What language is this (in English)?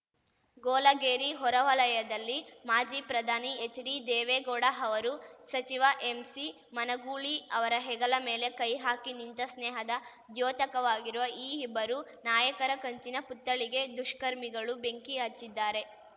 Kannada